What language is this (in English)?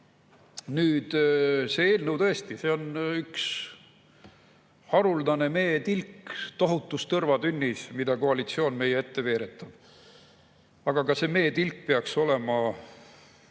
Estonian